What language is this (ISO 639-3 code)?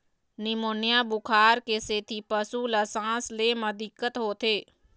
hne